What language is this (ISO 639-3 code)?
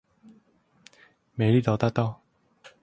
zho